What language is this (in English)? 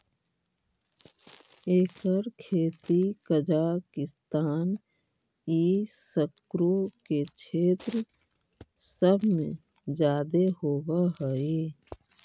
Magahi